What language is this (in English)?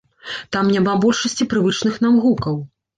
Belarusian